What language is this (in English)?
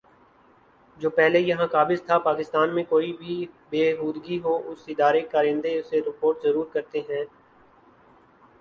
Urdu